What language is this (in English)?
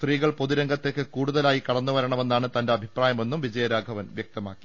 Malayalam